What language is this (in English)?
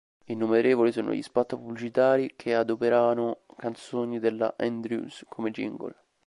Italian